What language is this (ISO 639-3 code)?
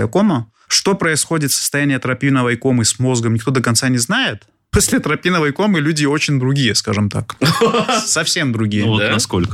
rus